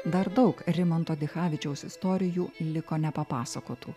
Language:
Lithuanian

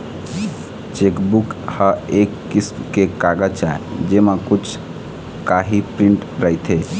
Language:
Chhattisgarhi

